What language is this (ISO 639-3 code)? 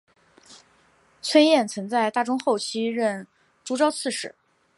zho